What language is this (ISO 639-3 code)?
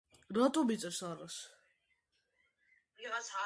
kat